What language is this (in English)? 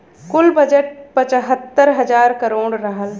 Bhojpuri